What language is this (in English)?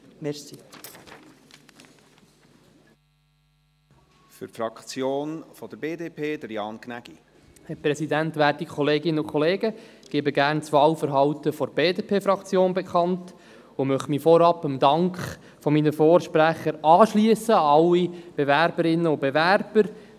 Swiss German